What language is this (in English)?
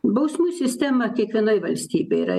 Lithuanian